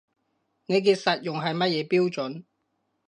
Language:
Cantonese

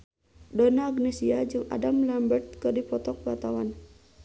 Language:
Sundanese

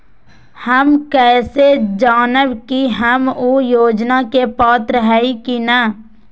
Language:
Magahi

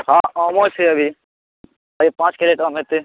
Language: Maithili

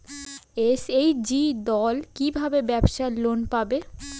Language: Bangla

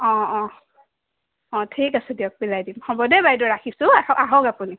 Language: Assamese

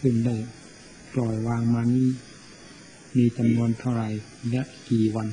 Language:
Thai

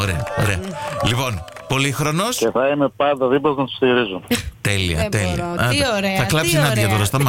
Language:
Greek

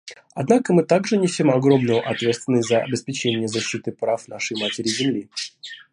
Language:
Russian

